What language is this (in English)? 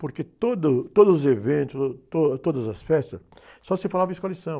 Portuguese